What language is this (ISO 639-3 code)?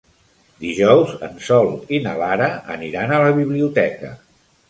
cat